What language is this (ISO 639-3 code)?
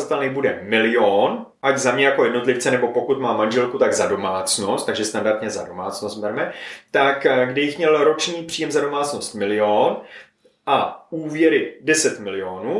ces